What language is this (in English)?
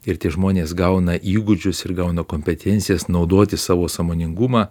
Lithuanian